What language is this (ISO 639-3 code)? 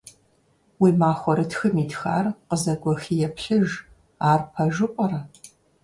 kbd